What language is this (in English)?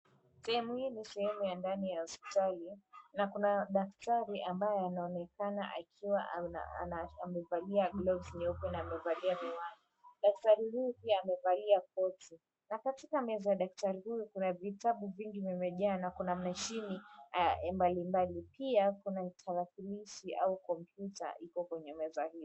Swahili